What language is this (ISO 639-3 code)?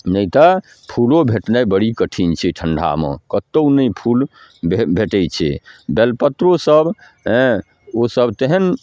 mai